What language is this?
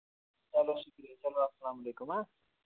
Kashmiri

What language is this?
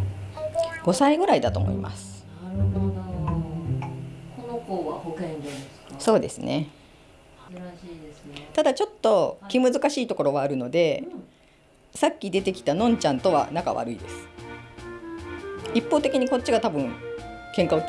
Japanese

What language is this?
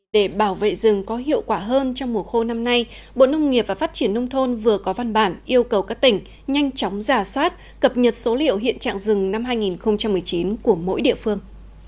Vietnamese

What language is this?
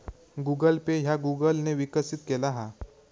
Marathi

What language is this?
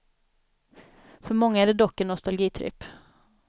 Swedish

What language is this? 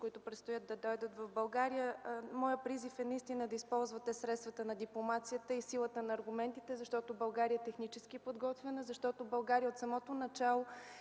Bulgarian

